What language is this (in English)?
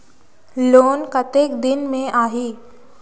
Chhattisgarhi